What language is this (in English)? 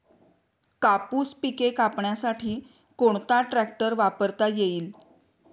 Marathi